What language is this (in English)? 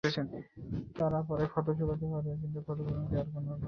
Bangla